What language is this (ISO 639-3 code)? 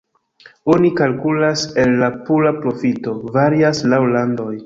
epo